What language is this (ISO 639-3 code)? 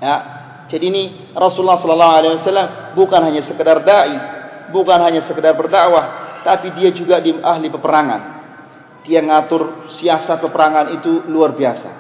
msa